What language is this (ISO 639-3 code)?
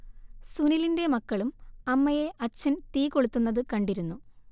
mal